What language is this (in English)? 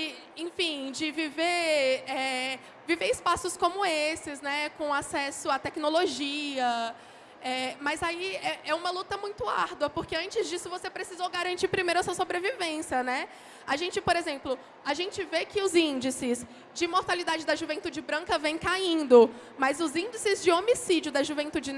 Portuguese